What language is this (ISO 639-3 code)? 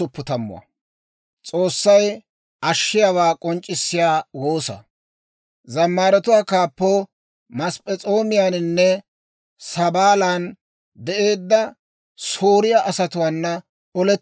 dwr